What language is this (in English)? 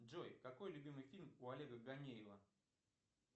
Russian